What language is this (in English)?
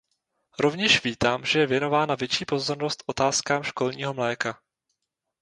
Czech